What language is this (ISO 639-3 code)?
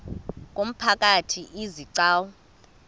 xho